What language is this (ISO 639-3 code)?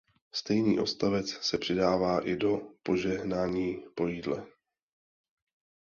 ces